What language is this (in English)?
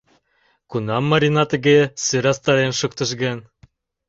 Mari